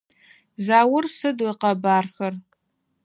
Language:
Adyghe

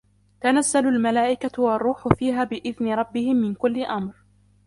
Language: Arabic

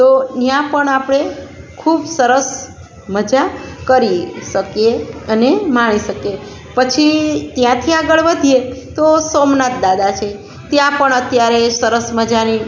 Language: Gujarati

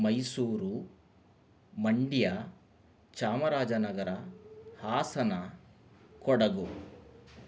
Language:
Sanskrit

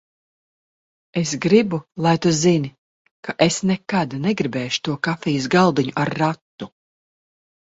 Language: Latvian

